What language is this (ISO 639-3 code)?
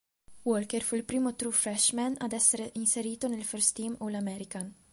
ita